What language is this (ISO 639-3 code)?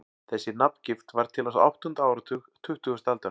isl